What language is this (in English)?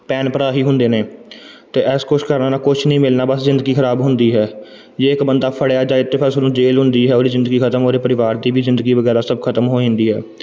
Punjabi